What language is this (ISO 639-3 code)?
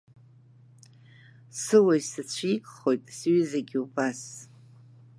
abk